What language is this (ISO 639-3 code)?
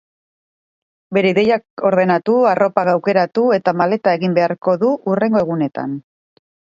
eus